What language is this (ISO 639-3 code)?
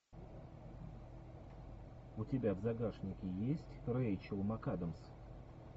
rus